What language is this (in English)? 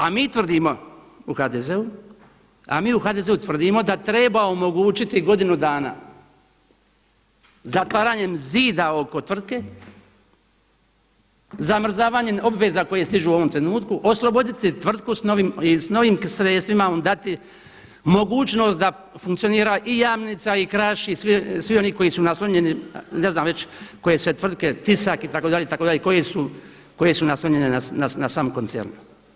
Croatian